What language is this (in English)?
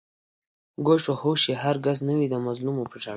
Pashto